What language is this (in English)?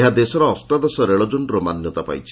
Odia